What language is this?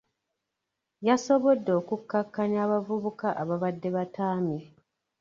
Ganda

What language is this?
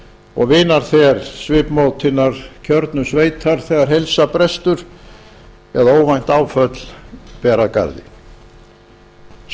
Icelandic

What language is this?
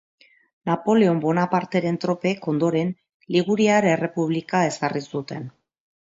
Basque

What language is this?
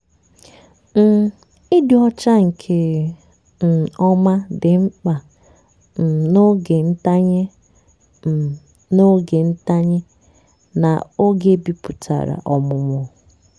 Igbo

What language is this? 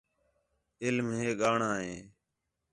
Khetrani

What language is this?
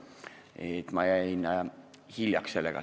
Estonian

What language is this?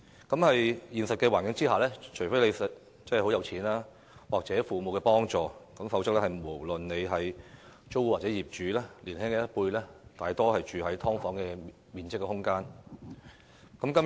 Cantonese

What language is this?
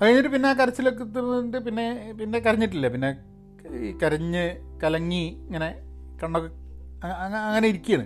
Malayalam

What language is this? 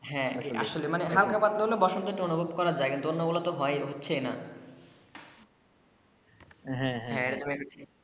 Bangla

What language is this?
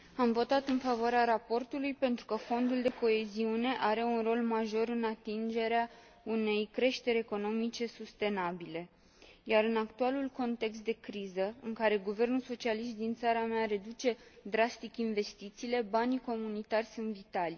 Romanian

